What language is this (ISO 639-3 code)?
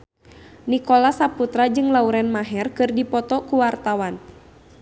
sun